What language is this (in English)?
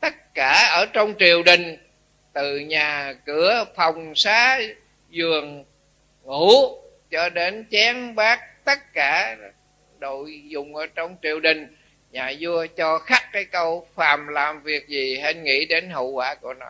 Vietnamese